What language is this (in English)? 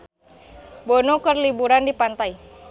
Sundanese